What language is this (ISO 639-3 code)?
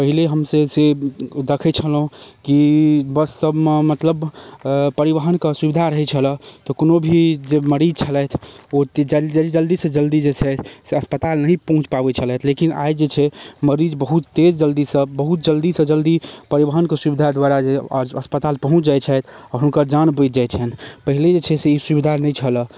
mai